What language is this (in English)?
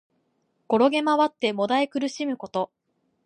Japanese